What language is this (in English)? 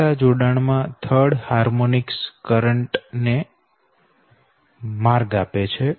Gujarati